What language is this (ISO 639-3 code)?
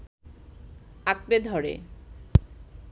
ben